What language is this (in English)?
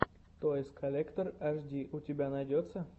Russian